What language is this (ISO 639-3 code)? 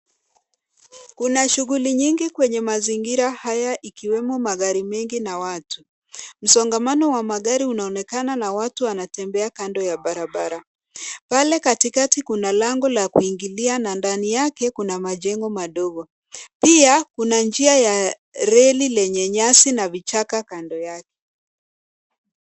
swa